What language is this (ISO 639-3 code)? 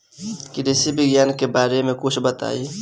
bho